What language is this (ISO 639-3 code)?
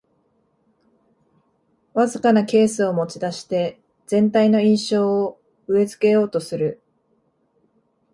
jpn